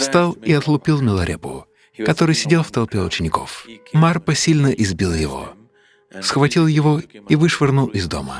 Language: Russian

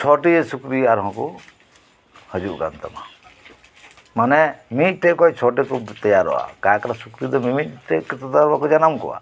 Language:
Santali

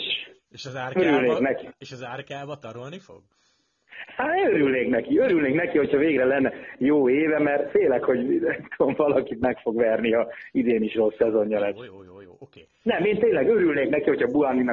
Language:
Hungarian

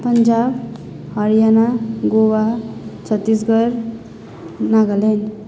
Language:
Nepali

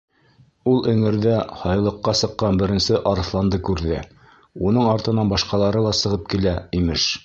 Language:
Bashkir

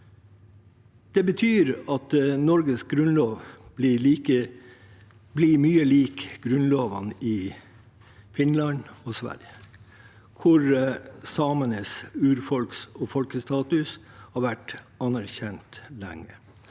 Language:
Norwegian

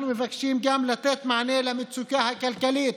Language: Hebrew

